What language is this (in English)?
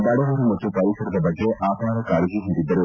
Kannada